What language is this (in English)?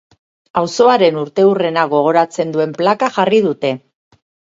Basque